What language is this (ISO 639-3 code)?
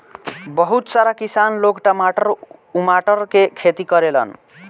bho